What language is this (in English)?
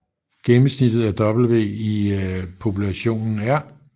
Danish